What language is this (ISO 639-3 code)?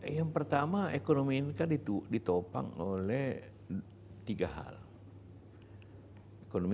ind